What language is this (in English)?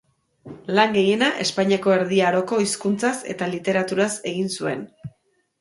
Basque